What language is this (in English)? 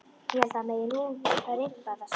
Icelandic